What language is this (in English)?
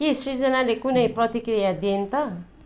Nepali